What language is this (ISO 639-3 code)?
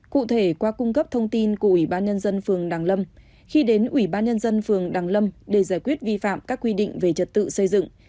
vie